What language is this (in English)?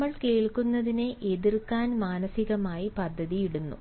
Malayalam